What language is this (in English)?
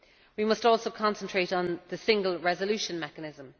English